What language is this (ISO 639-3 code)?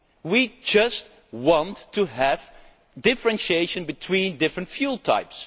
eng